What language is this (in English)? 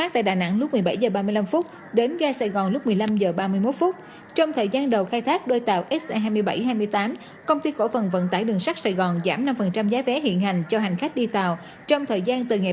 Vietnamese